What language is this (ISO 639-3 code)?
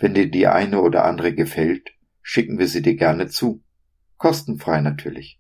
deu